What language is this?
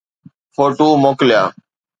Sindhi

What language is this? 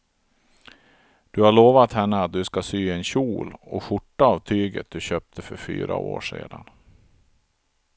Swedish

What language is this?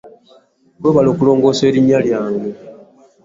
Ganda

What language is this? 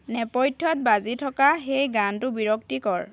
Assamese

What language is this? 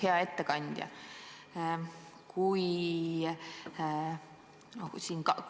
Estonian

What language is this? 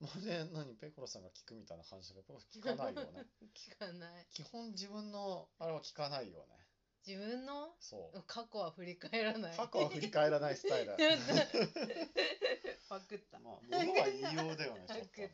Japanese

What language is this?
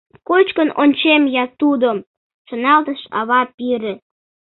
Mari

